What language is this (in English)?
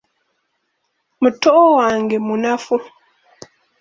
Ganda